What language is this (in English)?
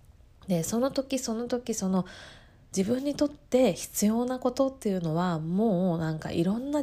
Japanese